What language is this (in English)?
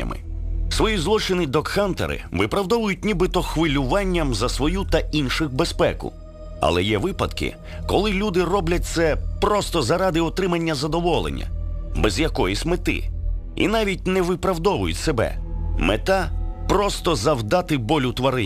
Ukrainian